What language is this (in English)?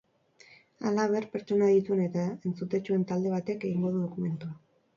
Basque